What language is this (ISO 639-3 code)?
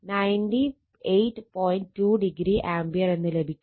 mal